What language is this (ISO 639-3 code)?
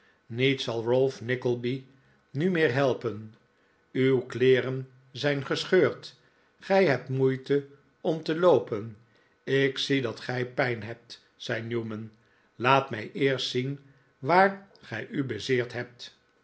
nld